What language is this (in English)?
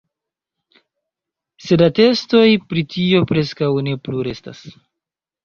Esperanto